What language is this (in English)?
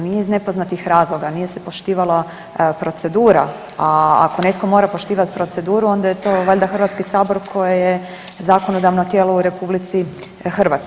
Croatian